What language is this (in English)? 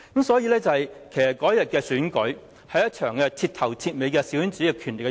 Cantonese